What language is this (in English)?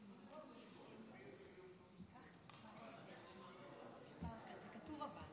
Hebrew